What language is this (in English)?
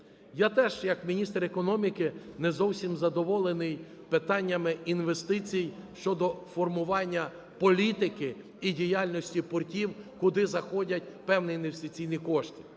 Ukrainian